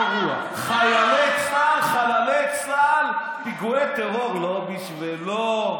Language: Hebrew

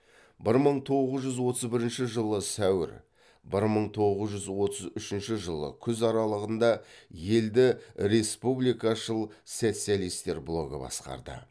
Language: Kazakh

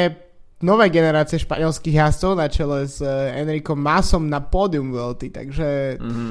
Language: Slovak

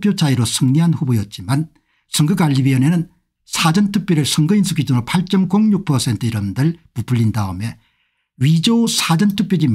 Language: Korean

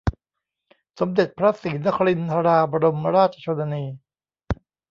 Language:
Thai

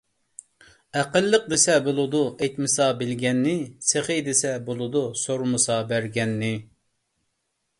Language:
Uyghur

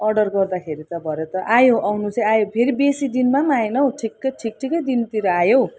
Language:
Nepali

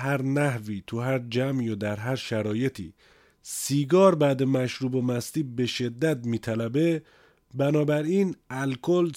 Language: Persian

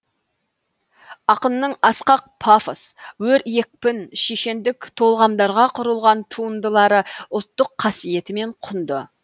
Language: Kazakh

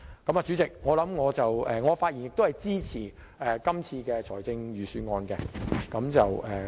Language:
Cantonese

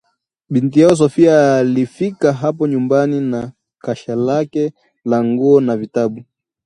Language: Swahili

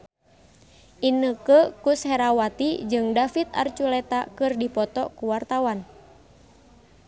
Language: Sundanese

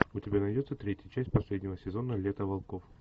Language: Russian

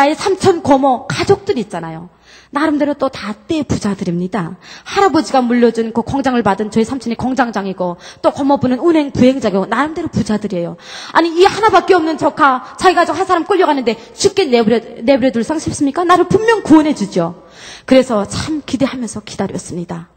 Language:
Korean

